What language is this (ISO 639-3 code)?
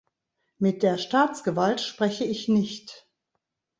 deu